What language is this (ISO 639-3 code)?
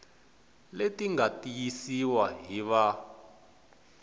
tso